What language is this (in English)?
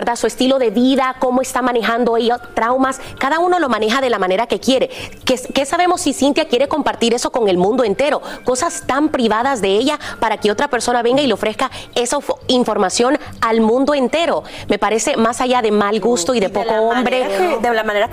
Spanish